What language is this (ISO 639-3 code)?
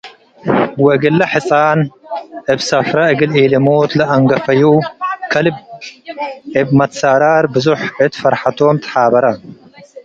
tig